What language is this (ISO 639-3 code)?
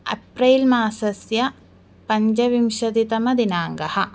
san